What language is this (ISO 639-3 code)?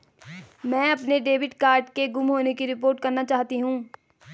hin